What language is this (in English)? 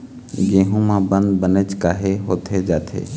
Chhattisgarhi